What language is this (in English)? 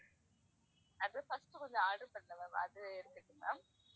Tamil